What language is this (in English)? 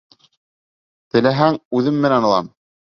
Bashkir